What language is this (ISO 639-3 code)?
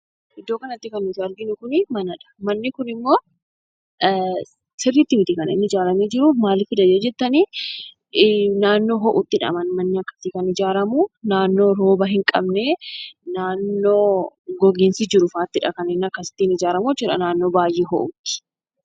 orm